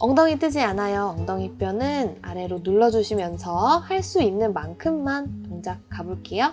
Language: Korean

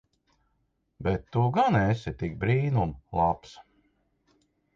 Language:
Latvian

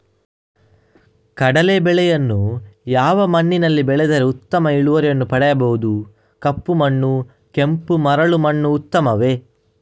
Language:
Kannada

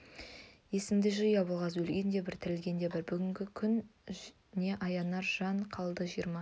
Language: Kazakh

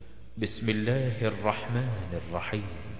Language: Arabic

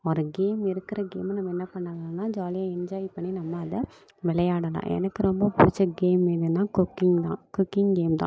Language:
Tamil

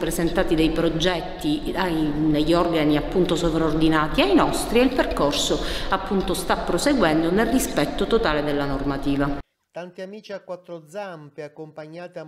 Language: Italian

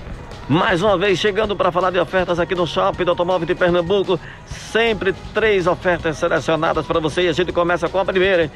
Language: Portuguese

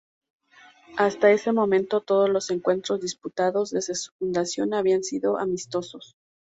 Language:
Spanish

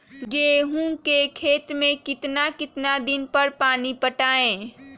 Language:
Magahi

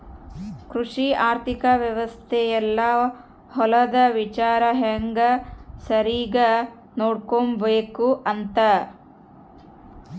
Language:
Kannada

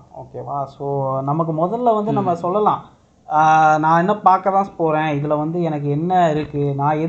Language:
Tamil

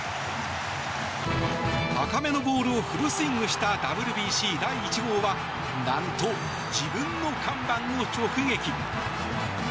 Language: Japanese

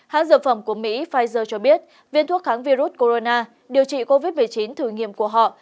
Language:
Vietnamese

